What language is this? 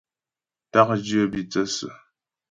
Ghomala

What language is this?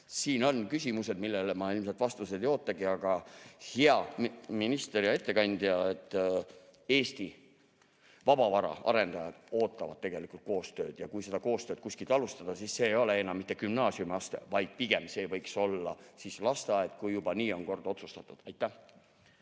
Estonian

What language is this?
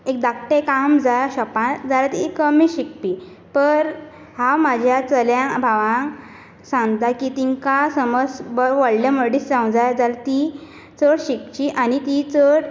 Konkani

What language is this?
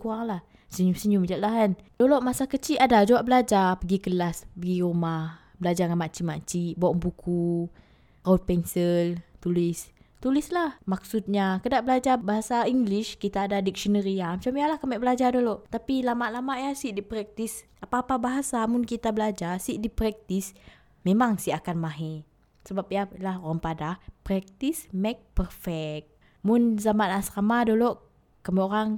Malay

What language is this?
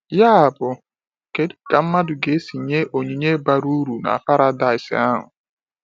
Igbo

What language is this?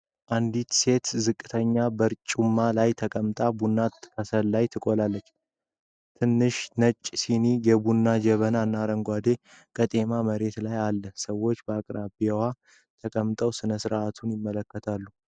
Amharic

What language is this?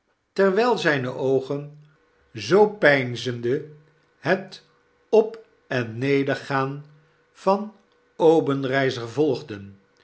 Dutch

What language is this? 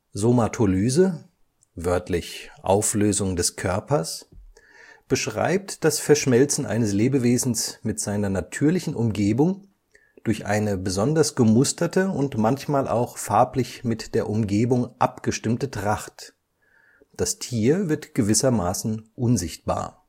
German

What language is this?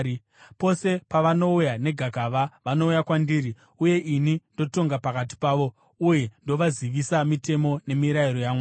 Shona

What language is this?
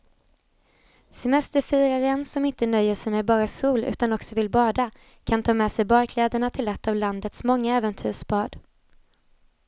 Swedish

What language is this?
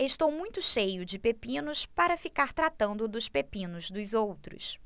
Portuguese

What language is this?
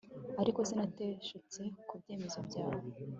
Kinyarwanda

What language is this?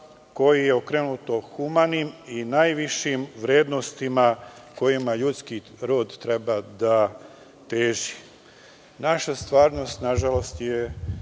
Serbian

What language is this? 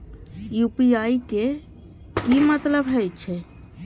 Maithili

